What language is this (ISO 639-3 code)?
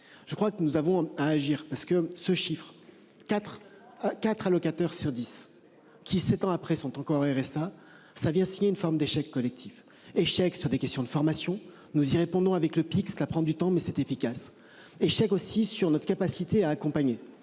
fra